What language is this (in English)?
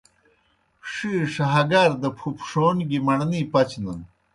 Kohistani Shina